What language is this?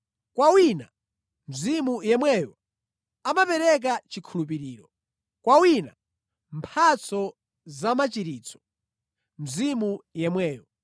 Nyanja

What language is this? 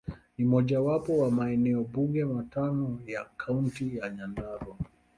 Swahili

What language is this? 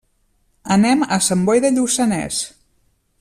Catalan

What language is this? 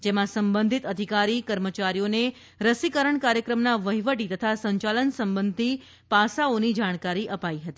Gujarati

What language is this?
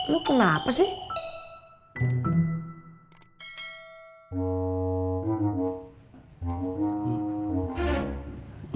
Indonesian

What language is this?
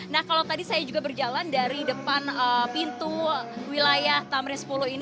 Indonesian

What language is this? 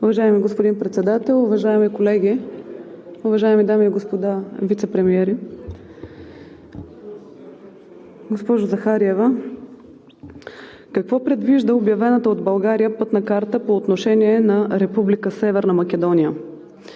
Bulgarian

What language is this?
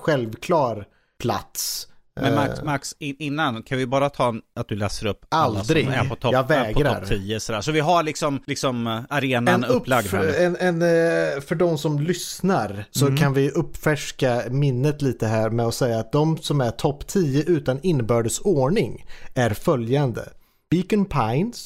Swedish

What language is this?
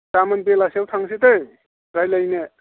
Bodo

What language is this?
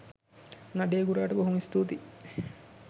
Sinhala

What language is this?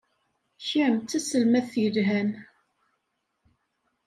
Kabyle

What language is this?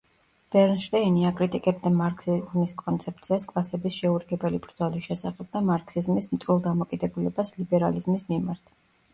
Georgian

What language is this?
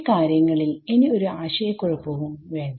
Malayalam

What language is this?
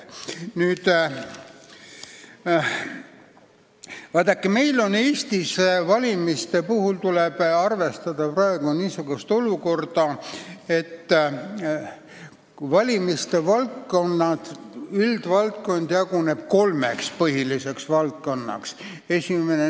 Estonian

